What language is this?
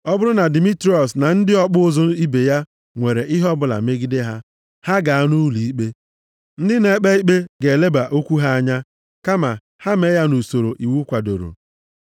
Igbo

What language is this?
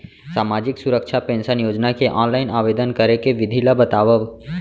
Chhattisgarhi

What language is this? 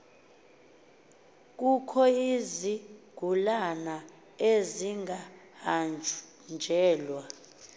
Xhosa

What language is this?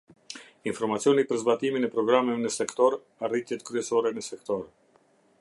Albanian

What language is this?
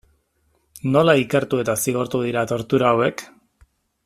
Basque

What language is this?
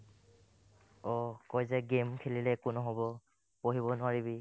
Assamese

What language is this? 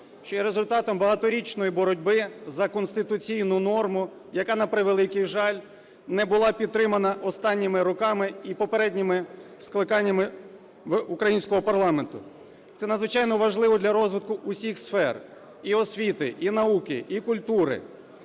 Ukrainian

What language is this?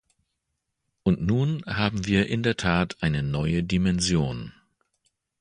German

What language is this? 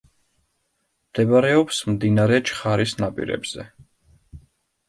Georgian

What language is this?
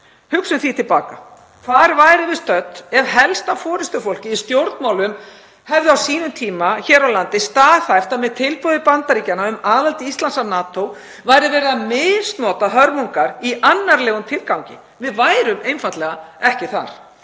Icelandic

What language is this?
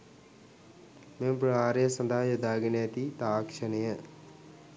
Sinhala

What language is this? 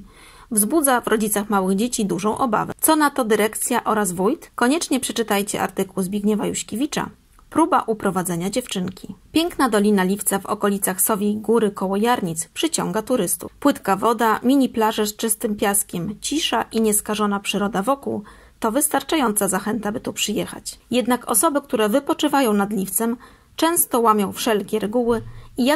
Polish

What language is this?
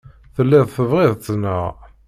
Kabyle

